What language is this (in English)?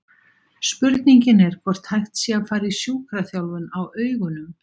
Icelandic